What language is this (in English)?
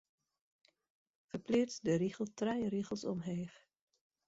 Western Frisian